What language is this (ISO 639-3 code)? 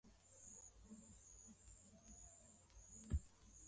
swa